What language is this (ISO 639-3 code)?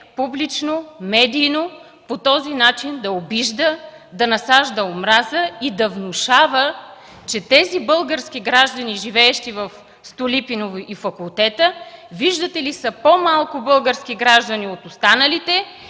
bul